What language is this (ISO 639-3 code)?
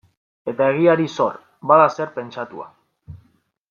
eus